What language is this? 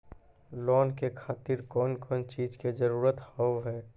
Maithili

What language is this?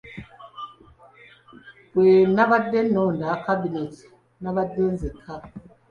Ganda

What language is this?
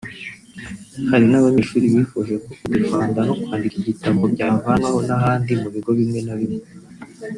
Kinyarwanda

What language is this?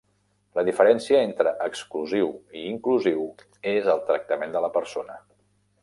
Catalan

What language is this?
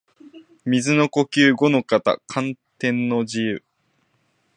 Japanese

